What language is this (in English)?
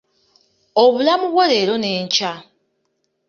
Ganda